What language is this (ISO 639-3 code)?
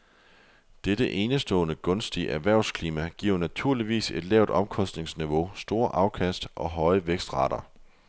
dan